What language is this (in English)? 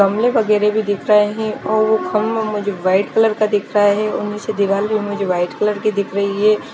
Hindi